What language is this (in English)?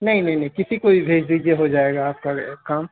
Urdu